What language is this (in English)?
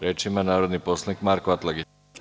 Serbian